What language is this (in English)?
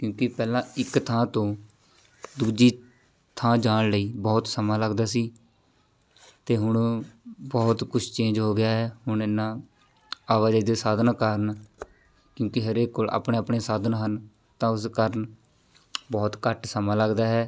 Punjabi